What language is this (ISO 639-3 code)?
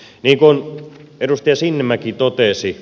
fin